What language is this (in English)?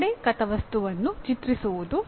Kannada